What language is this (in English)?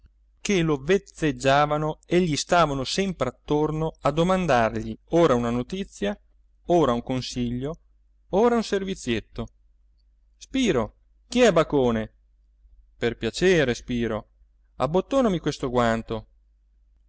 Italian